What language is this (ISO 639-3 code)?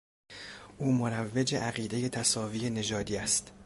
fas